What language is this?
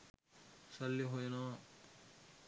Sinhala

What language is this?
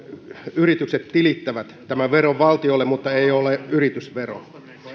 Finnish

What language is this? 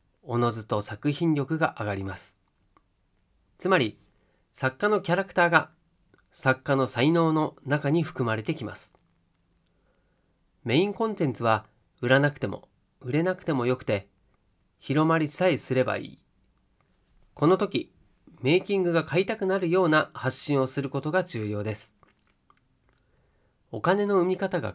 Japanese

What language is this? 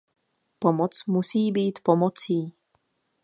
Czech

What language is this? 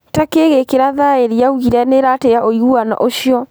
Kikuyu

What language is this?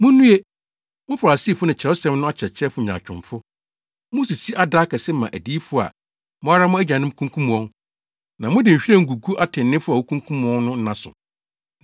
Akan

